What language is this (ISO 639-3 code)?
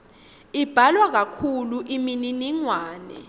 ssw